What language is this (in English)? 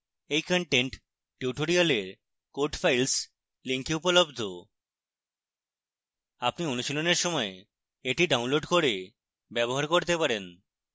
Bangla